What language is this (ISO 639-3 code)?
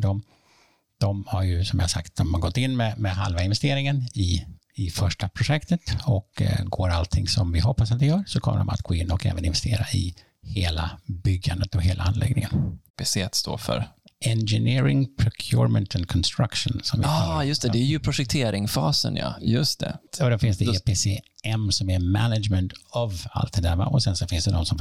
swe